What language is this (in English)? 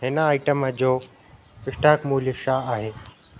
Sindhi